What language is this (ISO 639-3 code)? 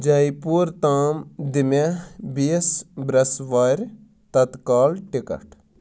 kas